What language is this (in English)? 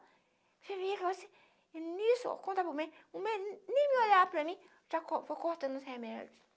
Portuguese